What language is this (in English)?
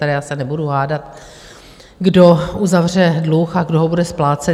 Czech